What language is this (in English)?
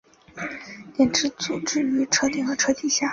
Chinese